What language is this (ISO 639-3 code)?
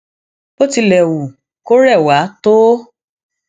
yor